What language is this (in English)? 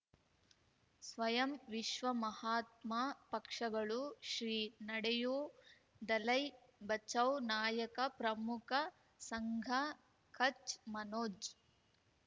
Kannada